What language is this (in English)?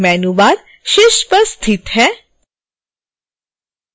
Hindi